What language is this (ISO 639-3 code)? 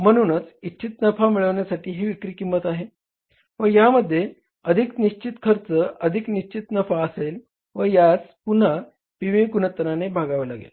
mar